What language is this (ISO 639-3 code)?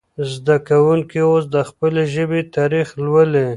pus